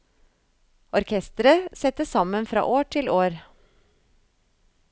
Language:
Norwegian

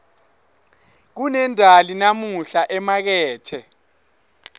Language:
Swati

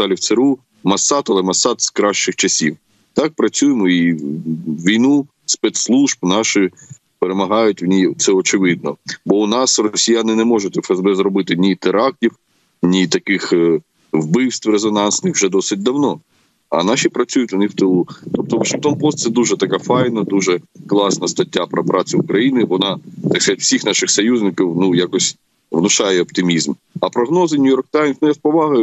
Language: Ukrainian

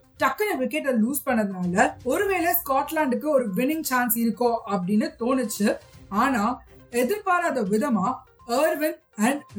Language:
Tamil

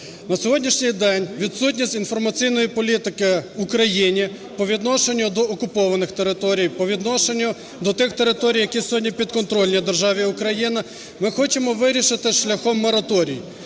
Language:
Ukrainian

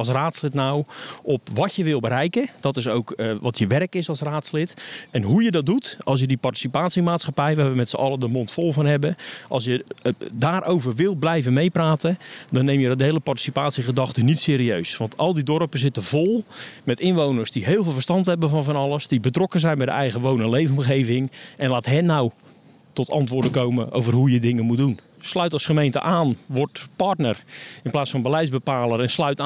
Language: Dutch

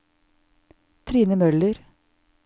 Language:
Norwegian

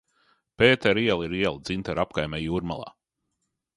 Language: Latvian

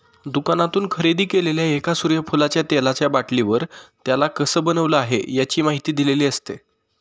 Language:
Marathi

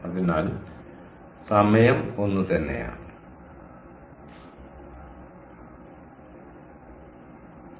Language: Malayalam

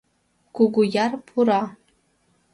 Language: Mari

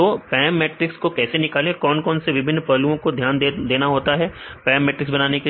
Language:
Hindi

